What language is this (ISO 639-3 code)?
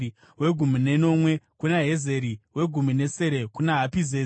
sna